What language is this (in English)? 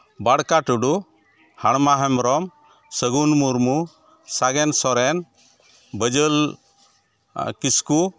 Santali